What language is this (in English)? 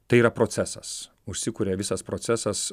Lithuanian